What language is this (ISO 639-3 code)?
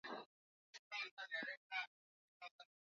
swa